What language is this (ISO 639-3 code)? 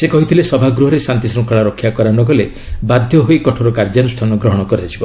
ori